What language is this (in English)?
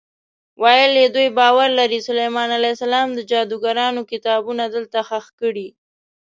Pashto